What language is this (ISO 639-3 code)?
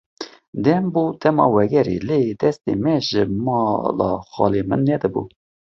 kur